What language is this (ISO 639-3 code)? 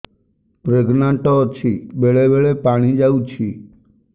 ori